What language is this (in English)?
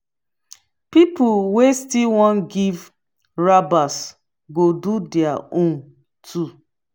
Nigerian Pidgin